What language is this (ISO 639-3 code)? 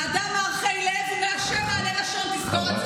heb